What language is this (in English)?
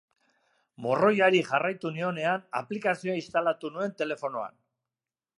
Basque